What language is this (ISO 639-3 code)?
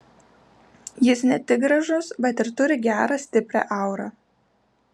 lit